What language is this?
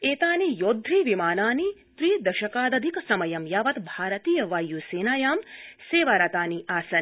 Sanskrit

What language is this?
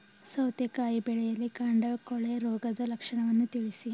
Kannada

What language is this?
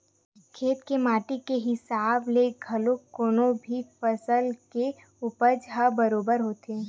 Chhattisgarhi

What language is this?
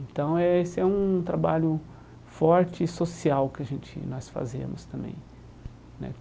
Portuguese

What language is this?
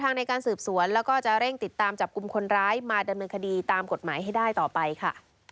Thai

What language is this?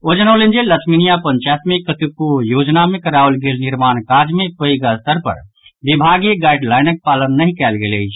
Maithili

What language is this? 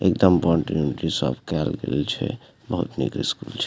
Maithili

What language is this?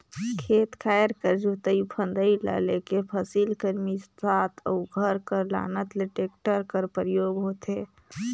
Chhattisgarhi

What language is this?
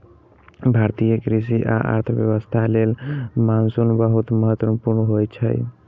Maithili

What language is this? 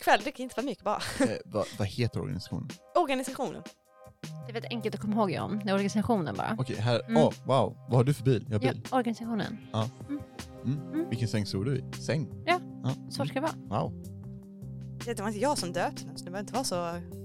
Swedish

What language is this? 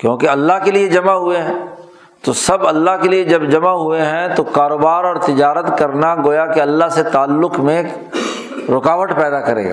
Urdu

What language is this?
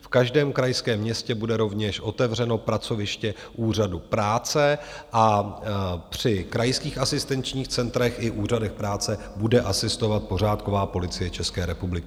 Czech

